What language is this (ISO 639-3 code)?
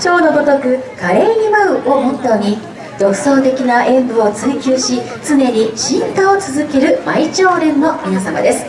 jpn